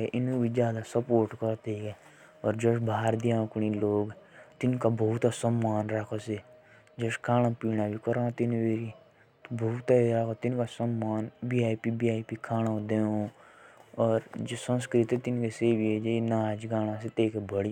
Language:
Jaunsari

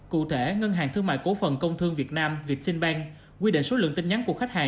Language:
Vietnamese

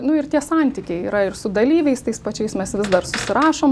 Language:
Lithuanian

